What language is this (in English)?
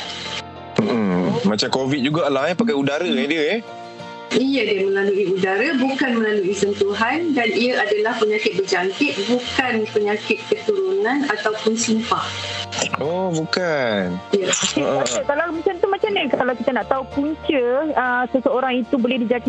Malay